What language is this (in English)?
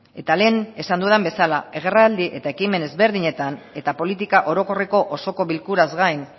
Basque